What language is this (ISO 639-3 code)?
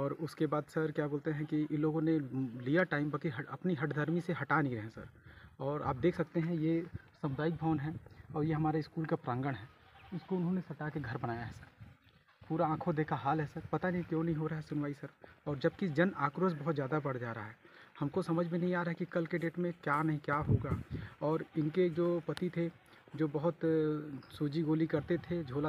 hin